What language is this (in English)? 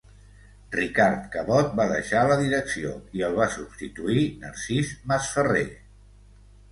Catalan